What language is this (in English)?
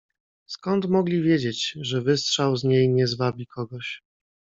Polish